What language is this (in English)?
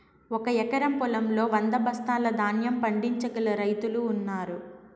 Telugu